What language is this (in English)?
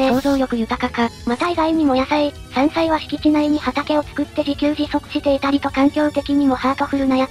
Japanese